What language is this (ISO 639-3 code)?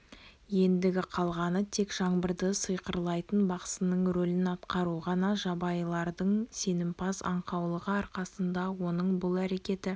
kaz